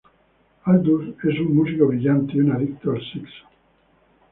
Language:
Spanish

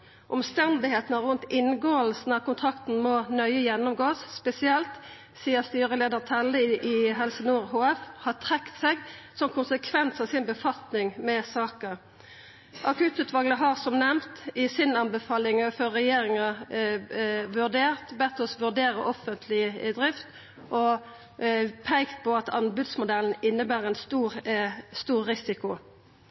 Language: Norwegian Nynorsk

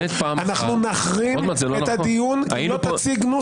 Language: Hebrew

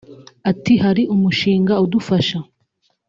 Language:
Kinyarwanda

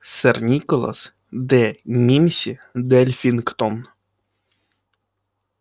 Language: Russian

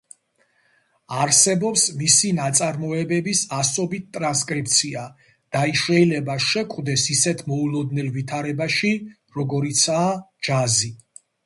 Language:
Georgian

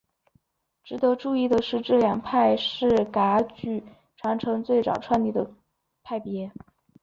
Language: Chinese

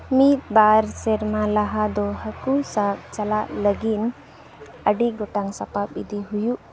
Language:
Santali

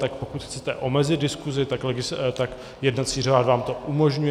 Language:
Czech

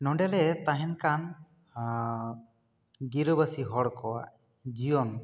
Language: Santali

